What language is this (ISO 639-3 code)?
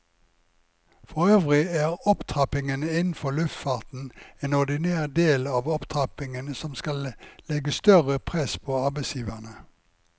nor